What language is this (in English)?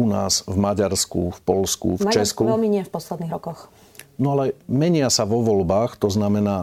Slovak